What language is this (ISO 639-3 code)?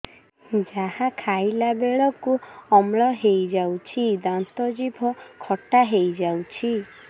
ori